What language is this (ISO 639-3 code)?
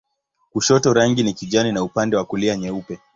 swa